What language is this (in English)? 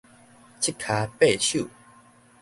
Min Nan Chinese